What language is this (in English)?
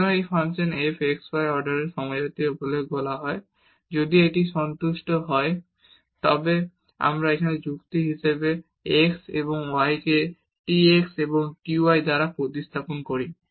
Bangla